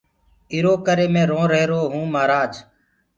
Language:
Gurgula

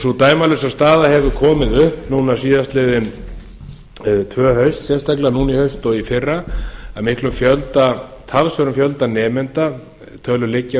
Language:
Icelandic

